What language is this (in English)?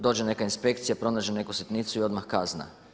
Croatian